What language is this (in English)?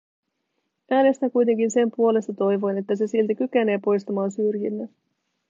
Finnish